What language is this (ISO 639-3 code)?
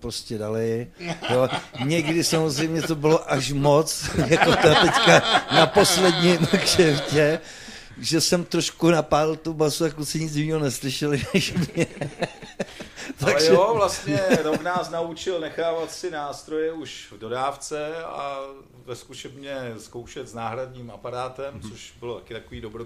ces